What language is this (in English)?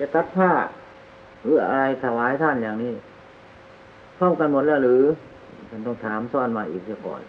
Thai